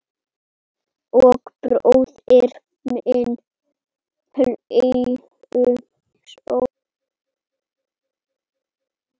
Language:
Icelandic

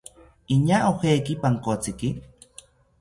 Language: South Ucayali Ashéninka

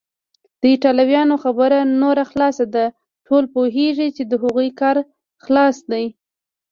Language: Pashto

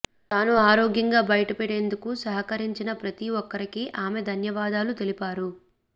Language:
Telugu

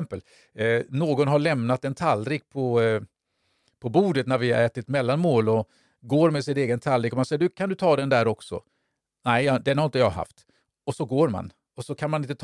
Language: Swedish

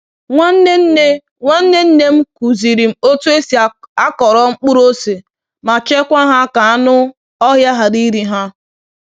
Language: Igbo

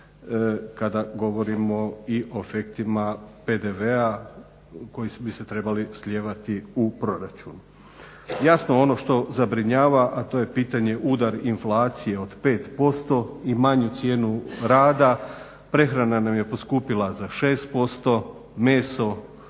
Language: Croatian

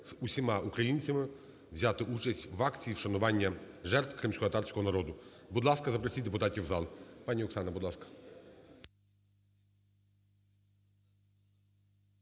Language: Ukrainian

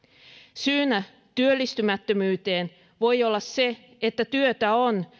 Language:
Finnish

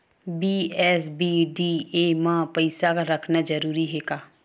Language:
Chhattisgarhi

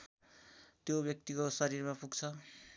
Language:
Nepali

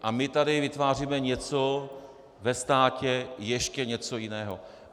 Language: Czech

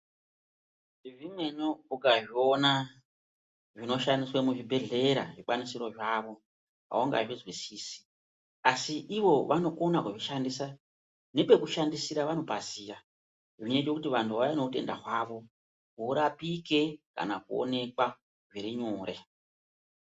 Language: Ndau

